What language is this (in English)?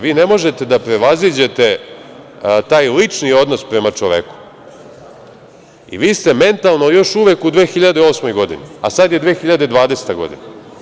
Serbian